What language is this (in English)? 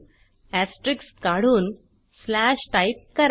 Marathi